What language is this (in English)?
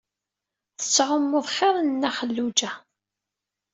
Kabyle